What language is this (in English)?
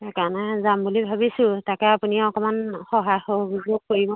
Assamese